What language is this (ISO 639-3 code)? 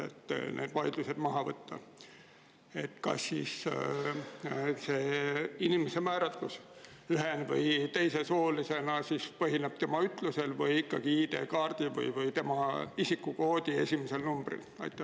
est